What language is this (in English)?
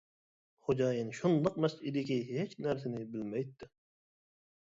Uyghur